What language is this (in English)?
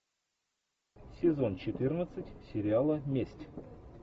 Russian